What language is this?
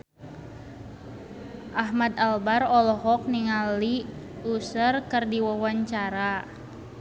Sundanese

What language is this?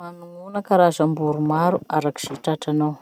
Masikoro Malagasy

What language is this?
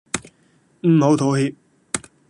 Cantonese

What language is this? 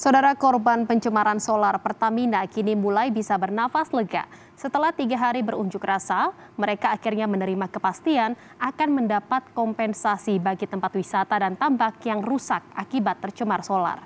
Indonesian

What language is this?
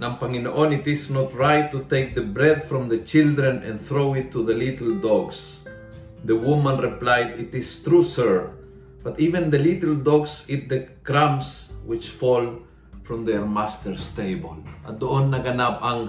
Filipino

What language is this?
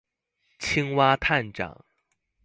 Chinese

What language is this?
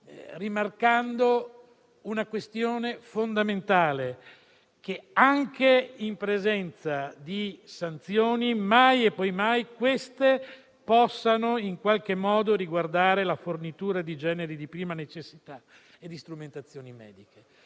Italian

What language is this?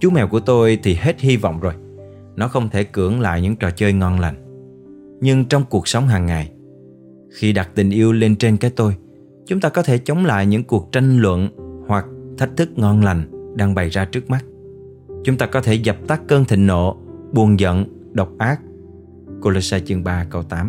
Vietnamese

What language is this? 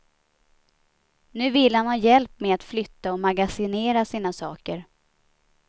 Swedish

